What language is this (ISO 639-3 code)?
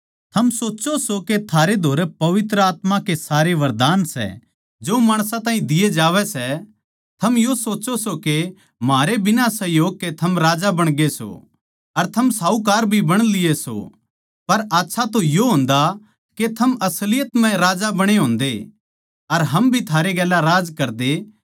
bgc